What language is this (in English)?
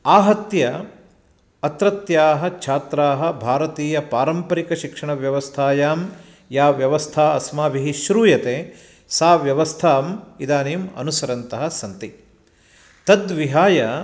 Sanskrit